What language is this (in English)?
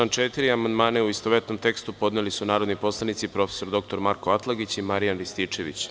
Serbian